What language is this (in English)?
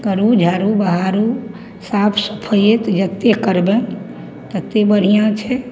Maithili